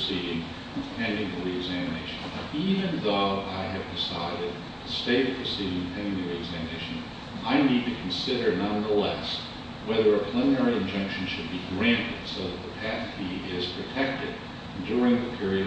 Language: English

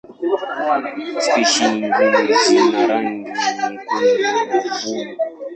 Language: Swahili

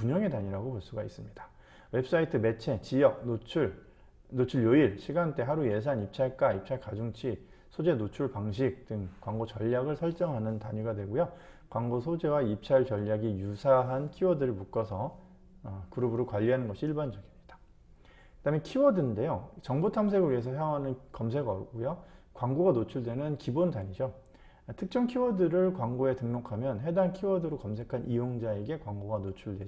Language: Korean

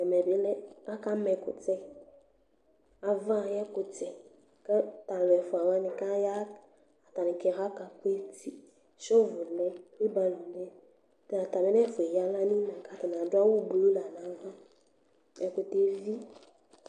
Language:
Ikposo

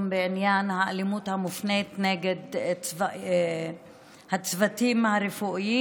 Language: Hebrew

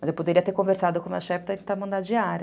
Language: Portuguese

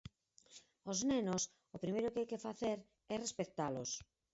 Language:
Galician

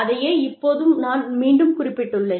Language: Tamil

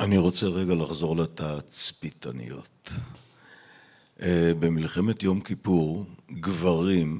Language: Hebrew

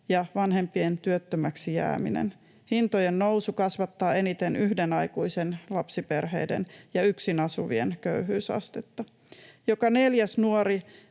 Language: Finnish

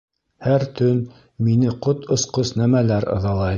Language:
Bashkir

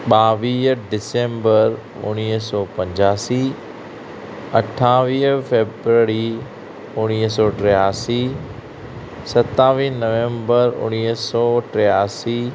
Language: Sindhi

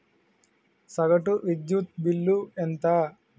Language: Telugu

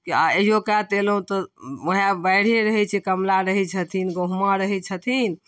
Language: Maithili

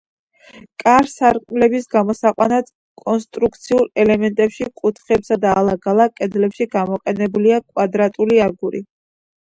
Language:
Georgian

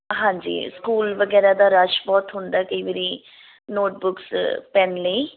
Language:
Punjabi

